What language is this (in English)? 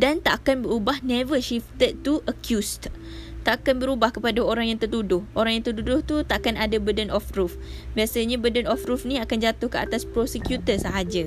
Malay